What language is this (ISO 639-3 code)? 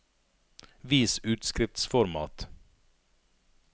nor